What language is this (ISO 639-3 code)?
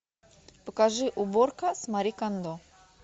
rus